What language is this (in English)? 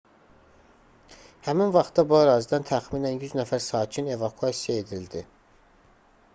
Azerbaijani